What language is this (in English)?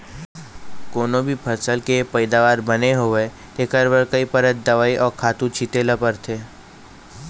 Chhattisgarhi